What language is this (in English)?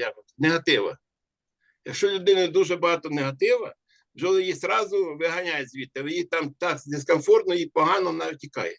Ukrainian